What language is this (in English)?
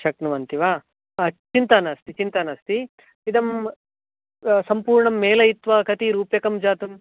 Sanskrit